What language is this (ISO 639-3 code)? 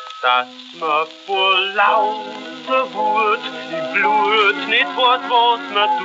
deu